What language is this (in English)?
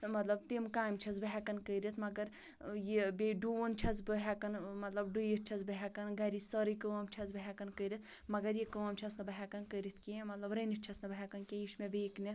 Kashmiri